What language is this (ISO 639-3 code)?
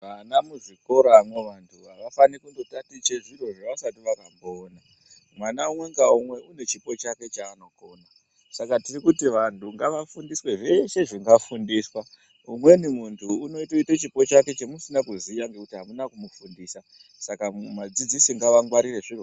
ndc